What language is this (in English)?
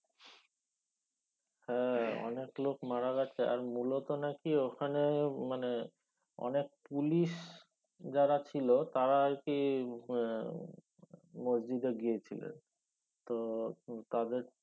Bangla